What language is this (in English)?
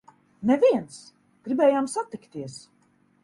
Latvian